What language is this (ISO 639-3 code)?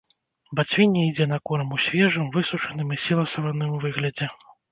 bel